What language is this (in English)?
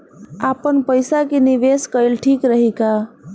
Bhojpuri